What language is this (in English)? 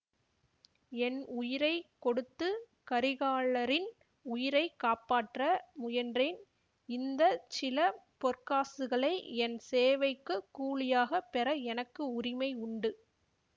Tamil